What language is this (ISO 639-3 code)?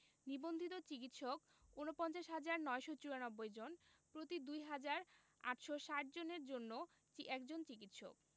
ben